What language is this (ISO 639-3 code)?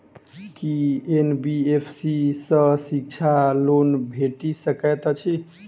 mai